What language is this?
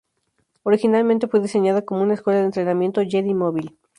Spanish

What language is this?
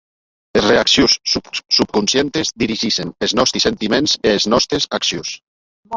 Occitan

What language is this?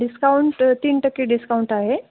Marathi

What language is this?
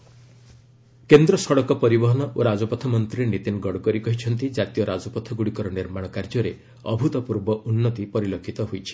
Odia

